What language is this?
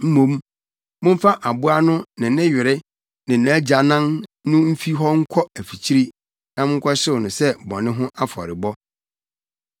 Akan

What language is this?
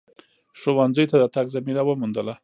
Pashto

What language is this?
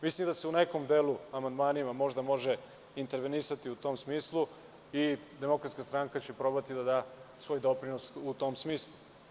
Serbian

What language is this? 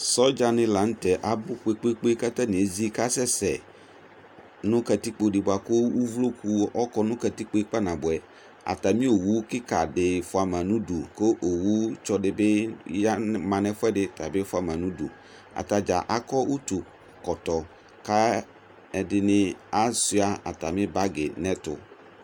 Ikposo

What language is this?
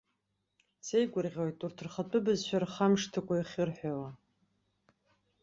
Abkhazian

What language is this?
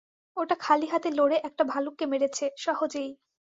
Bangla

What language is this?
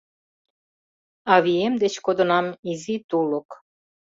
Mari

